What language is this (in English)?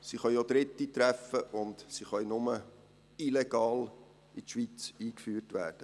Swiss German